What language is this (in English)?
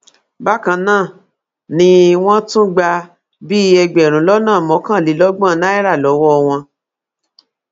Yoruba